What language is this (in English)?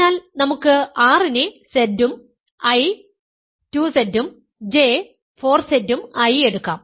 Malayalam